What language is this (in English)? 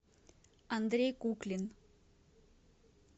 Russian